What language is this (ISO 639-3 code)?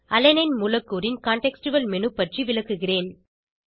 tam